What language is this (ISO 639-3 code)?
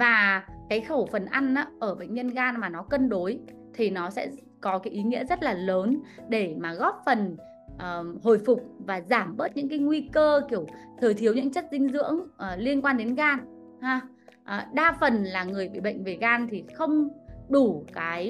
vie